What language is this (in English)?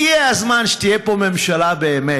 Hebrew